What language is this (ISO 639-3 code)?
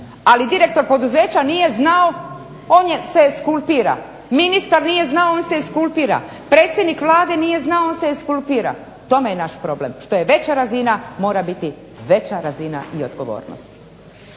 hrv